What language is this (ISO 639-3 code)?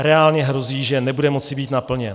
ces